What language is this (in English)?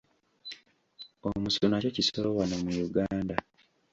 Ganda